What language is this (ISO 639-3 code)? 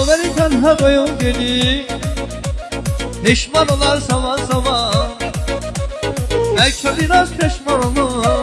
tur